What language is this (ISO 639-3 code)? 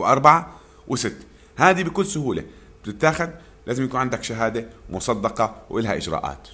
ara